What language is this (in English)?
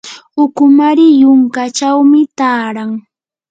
Yanahuanca Pasco Quechua